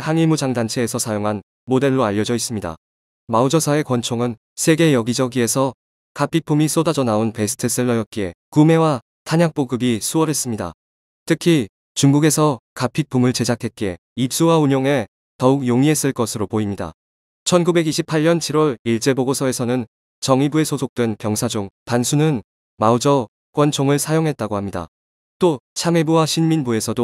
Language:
Korean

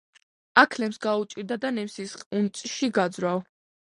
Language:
Georgian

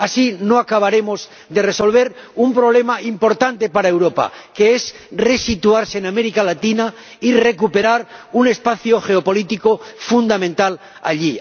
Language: Spanish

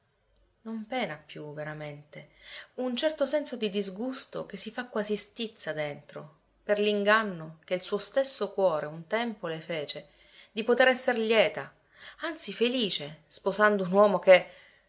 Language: Italian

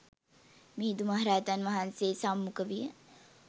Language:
Sinhala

